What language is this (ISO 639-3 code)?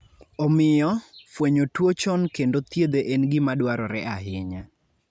luo